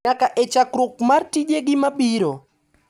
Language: Luo (Kenya and Tanzania)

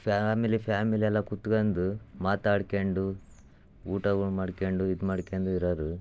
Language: Kannada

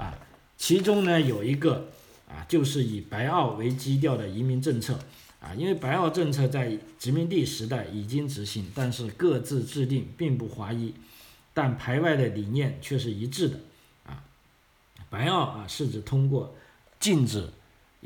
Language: Chinese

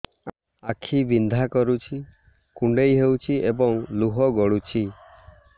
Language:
Odia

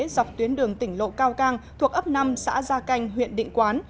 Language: Vietnamese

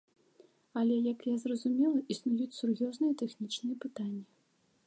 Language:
Belarusian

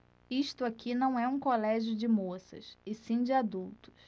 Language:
Portuguese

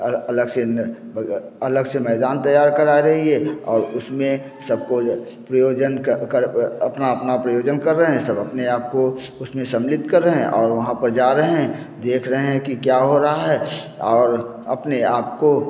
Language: Hindi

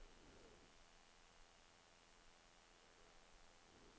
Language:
Norwegian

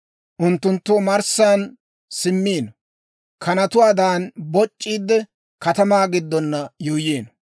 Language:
Dawro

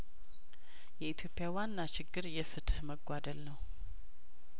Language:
Amharic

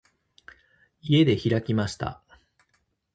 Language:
Japanese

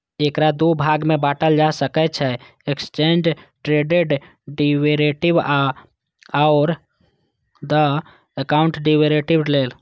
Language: Maithili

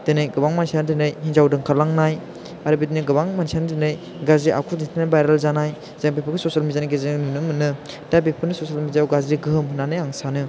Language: Bodo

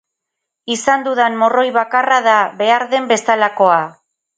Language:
Basque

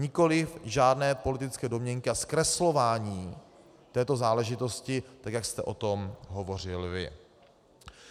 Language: Czech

